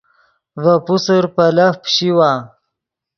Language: Yidgha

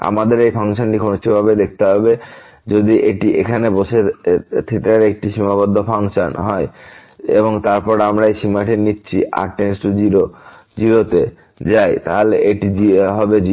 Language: Bangla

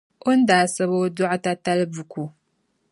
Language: Dagbani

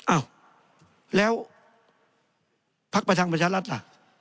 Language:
Thai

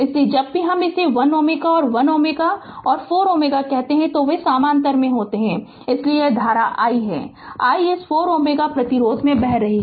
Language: Hindi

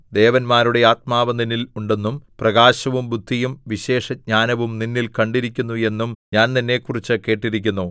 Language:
Malayalam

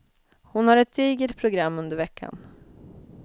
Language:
Swedish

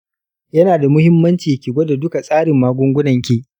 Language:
Hausa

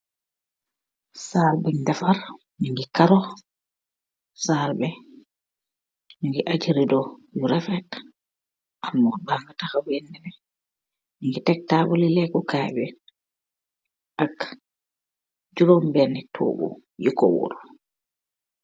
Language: Wolof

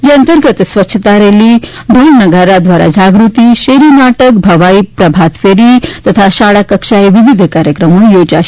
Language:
Gujarati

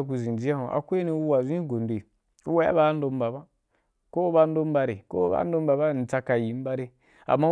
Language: Wapan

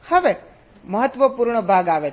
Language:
Gujarati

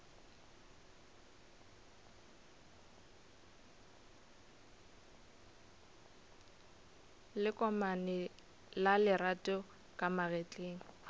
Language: Northern Sotho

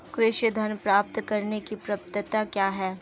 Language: Hindi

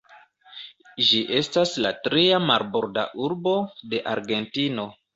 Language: Esperanto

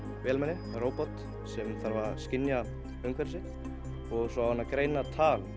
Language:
Icelandic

